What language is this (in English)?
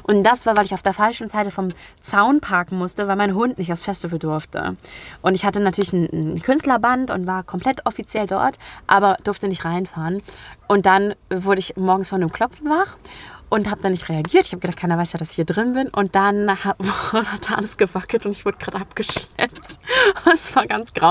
German